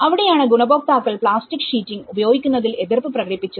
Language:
Malayalam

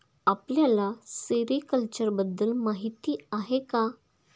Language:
Marathi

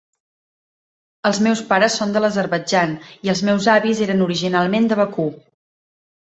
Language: Catalan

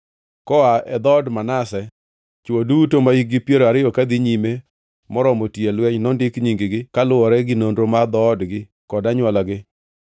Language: Luo (Kenya and Tanzania)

